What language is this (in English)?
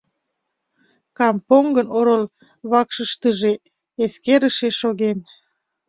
Mari